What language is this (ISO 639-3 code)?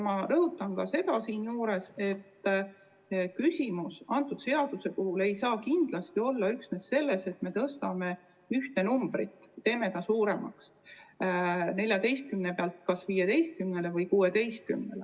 est